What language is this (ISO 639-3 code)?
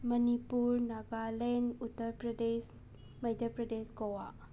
mni